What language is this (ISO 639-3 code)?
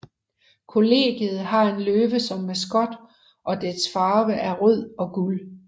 dan